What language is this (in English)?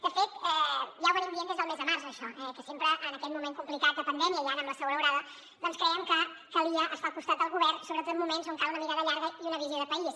Catalan